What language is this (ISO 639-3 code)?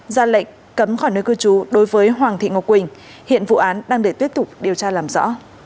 vie